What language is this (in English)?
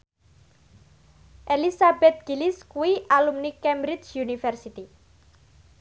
Javanese